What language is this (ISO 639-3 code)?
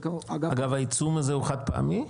heb